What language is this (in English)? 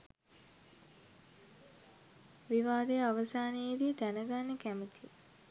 Sinhala